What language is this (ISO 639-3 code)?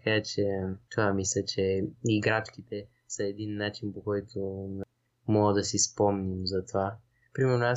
bul